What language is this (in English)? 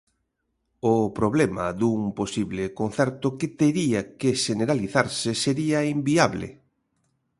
Galician